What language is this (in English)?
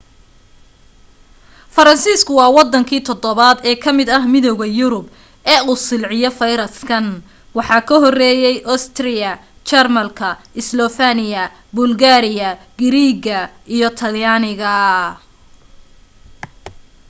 Somali